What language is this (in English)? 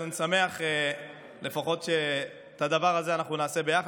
Hebrew